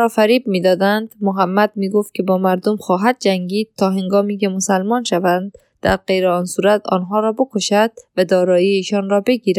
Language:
Persian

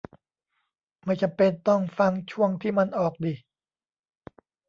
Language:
Thai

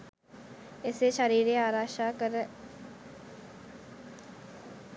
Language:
Sinhala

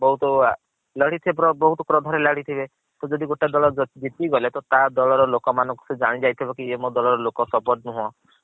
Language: Odia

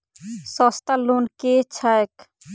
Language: Maithili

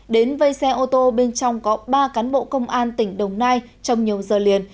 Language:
Vietnamese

